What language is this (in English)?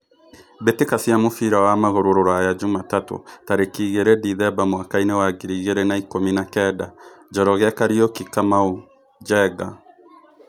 Kikuyu